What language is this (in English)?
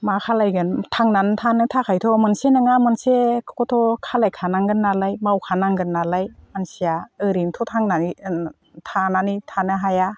Bodo